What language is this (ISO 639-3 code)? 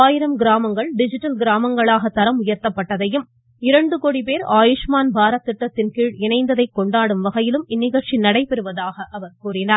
tam